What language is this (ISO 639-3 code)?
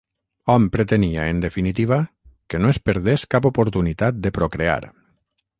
cat